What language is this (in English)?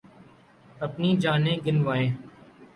Urdu